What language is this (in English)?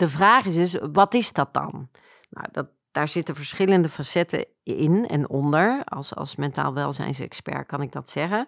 Dutch